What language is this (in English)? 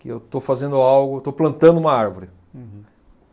Portuguese